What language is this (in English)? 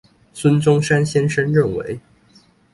Chinese